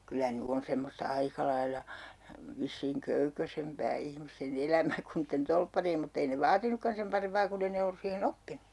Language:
Finnish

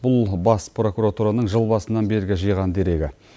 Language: Kazakh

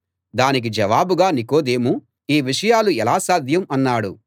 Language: Telugu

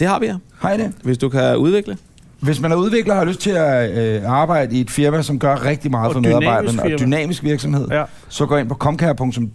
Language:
Danish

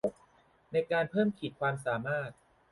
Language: Thai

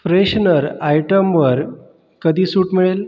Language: Marathi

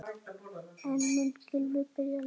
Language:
Icelandic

